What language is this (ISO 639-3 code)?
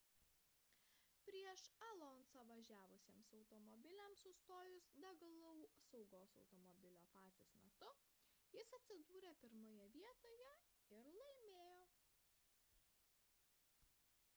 lit